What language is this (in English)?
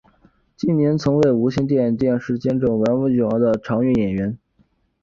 Chinese